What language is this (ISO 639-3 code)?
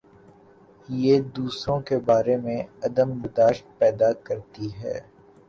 urd